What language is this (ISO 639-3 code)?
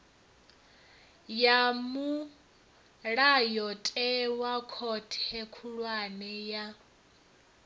ven